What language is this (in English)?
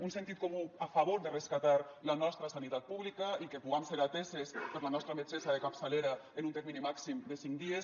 Catalan